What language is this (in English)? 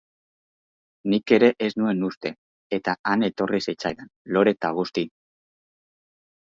Basque